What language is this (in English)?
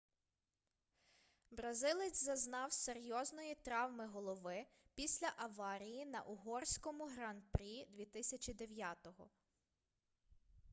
Ukrainian